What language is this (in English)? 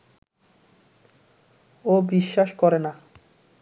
Bangla